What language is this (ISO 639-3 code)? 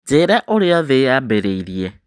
kik